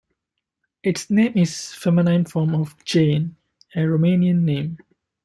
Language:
English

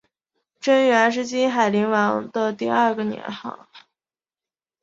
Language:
Chinese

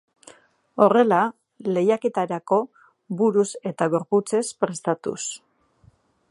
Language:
Basque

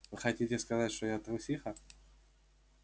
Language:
Russian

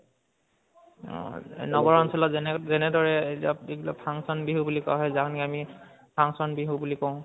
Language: Assamese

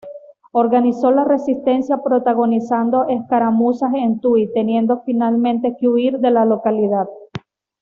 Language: Spanish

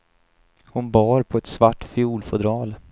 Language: Swedish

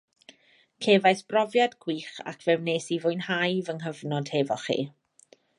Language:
Welsh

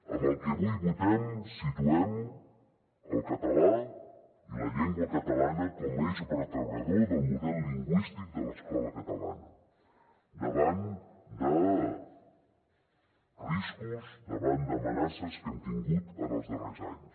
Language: Catalan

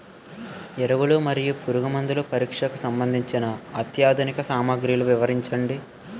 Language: Telugu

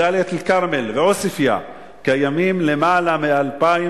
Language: Hebrew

